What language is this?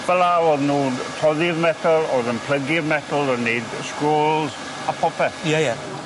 Welsh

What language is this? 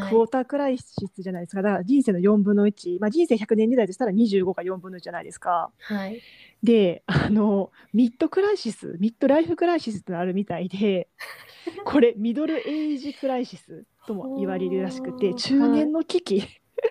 Japanese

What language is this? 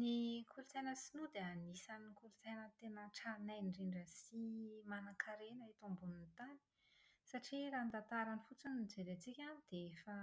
Malagasy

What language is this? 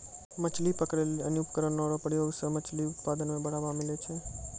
Maithili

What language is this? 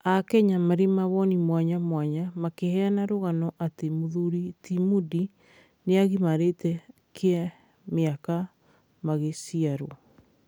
Kikuyu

